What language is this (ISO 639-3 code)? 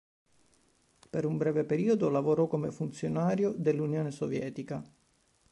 ita